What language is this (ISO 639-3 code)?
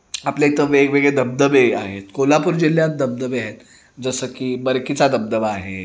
mar